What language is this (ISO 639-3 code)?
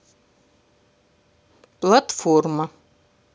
rus